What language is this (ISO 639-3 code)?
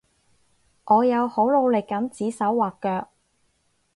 yue